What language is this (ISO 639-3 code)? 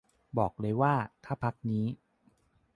tha